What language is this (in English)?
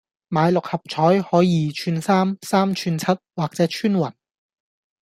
Cantonese